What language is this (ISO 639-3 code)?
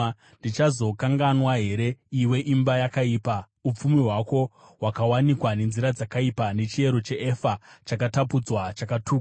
sna